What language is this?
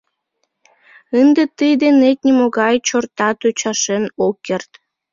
Mari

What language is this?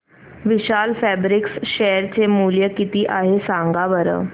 Marathi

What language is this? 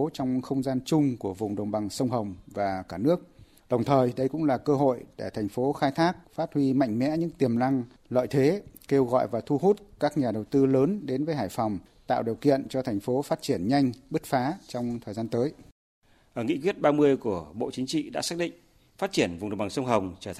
Vietnamese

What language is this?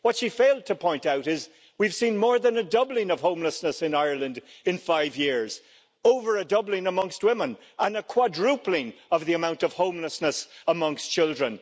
English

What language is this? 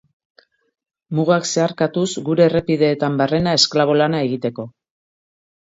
Basque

